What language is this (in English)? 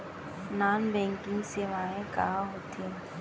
Chhattisgarhi